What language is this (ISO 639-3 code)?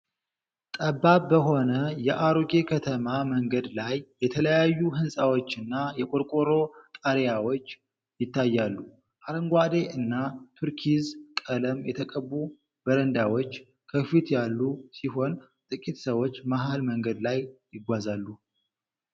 amh